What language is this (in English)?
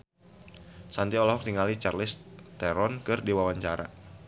Sundanese